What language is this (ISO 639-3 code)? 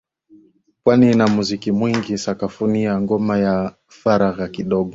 swa